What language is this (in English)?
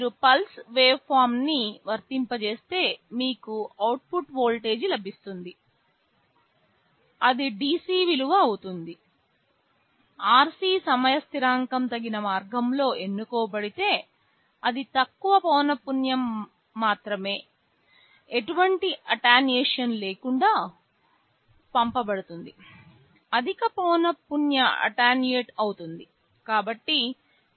Telugu